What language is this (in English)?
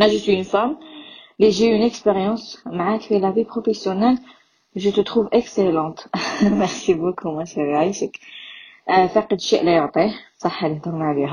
Arabic